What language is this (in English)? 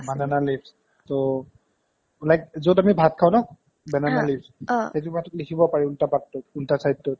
Assamese